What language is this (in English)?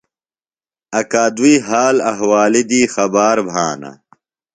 Phalura